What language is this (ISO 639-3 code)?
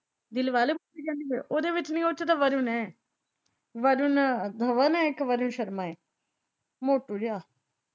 pan